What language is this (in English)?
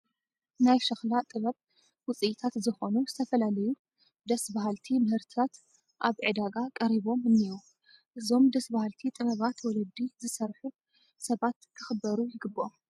Tigrinya